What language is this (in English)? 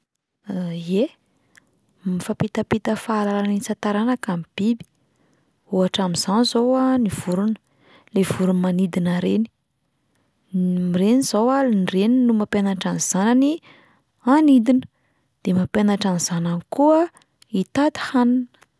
Malagasy